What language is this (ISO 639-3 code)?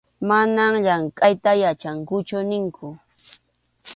qxu